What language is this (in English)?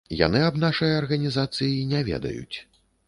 Belarusian